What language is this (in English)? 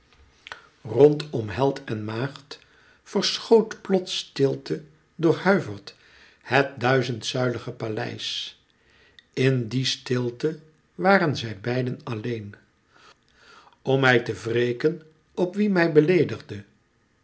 Dutch